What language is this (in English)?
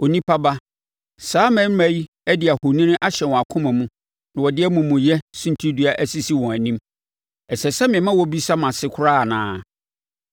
Akan